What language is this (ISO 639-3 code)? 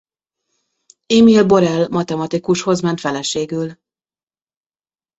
hun